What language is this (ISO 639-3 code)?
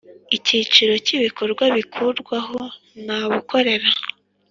kin